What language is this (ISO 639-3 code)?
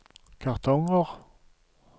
nor